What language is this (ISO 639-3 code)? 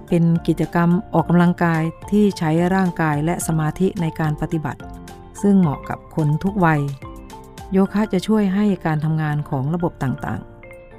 tha